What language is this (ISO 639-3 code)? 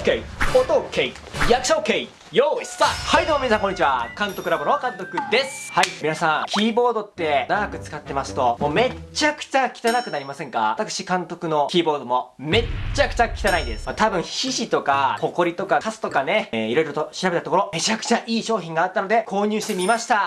jpn